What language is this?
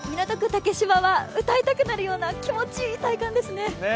Japanese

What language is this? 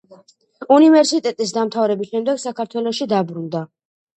Georgian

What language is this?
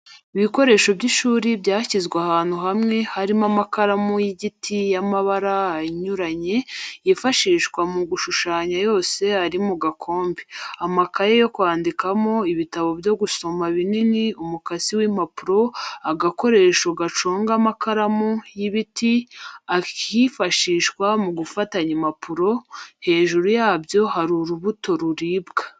Kinyarwanda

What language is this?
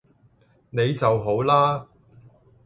Cantonese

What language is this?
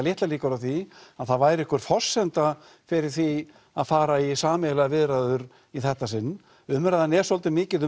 Icelandic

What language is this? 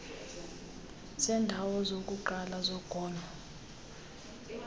Xhosa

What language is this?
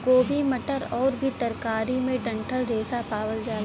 Bhojpuri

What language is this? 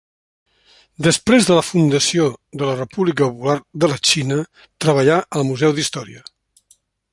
Catalan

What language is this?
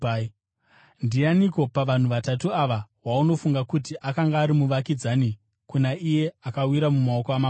Shona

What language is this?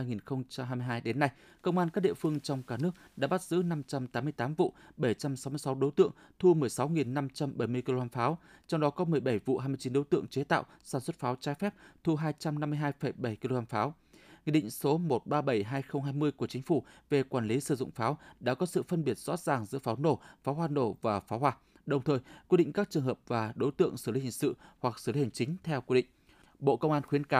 Vietnamese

